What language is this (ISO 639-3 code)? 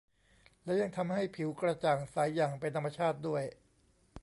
tha